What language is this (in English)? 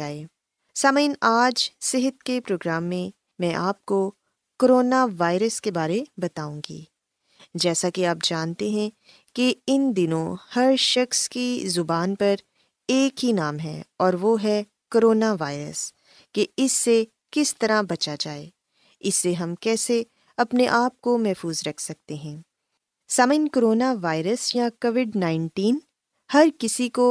Urdu